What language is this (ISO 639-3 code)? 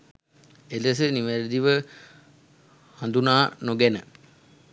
sin